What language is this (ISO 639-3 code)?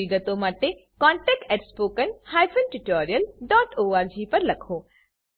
guj